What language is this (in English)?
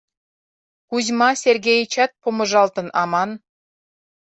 Mari